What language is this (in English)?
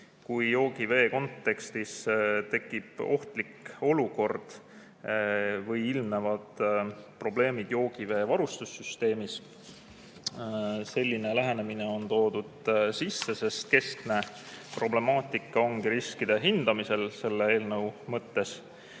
Estonian